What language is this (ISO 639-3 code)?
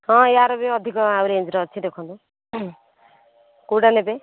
ori